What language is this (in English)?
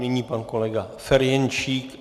Czech